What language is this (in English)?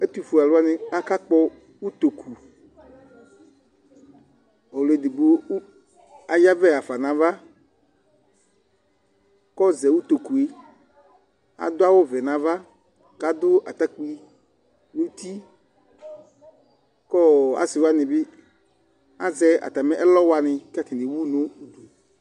Ikposo